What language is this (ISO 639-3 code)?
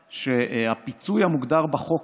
heb